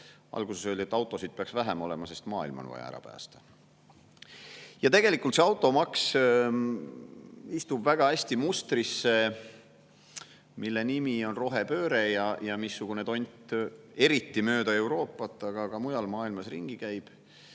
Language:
Estonian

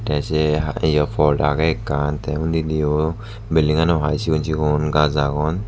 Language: Chakma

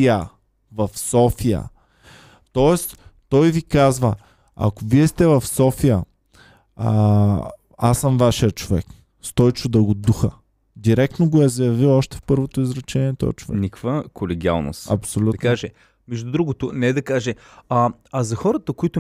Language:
Bulgarian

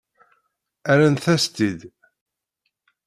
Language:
Kabyle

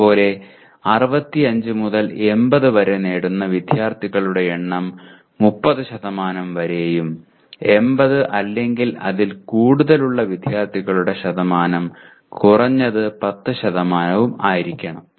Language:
Malayalam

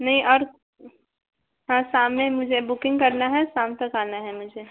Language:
Hindi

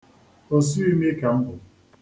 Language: Igbo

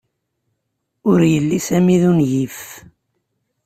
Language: Kabyle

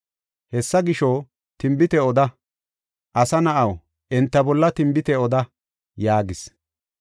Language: Gofa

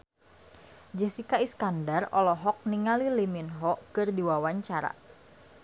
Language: Sundanese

